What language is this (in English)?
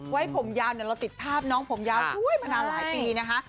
Thai